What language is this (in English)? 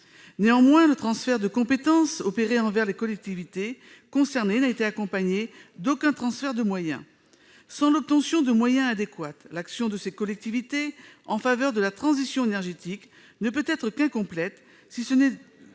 French